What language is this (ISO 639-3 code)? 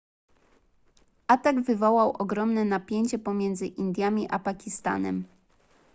pol